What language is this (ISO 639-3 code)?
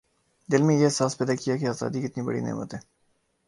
urd